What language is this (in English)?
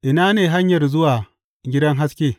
Hausa